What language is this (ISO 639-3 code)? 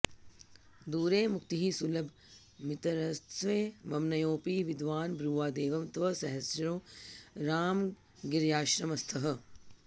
san